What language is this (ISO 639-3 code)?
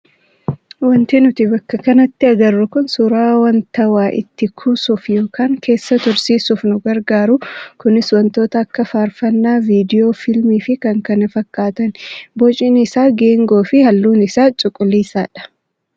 orm